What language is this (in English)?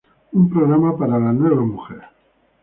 Spanish